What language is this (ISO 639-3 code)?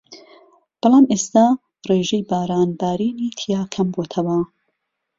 ckb